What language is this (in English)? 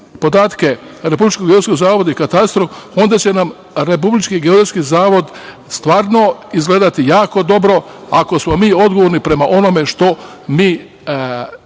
Serbian